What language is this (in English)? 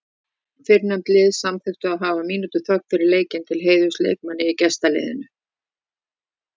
Icelandic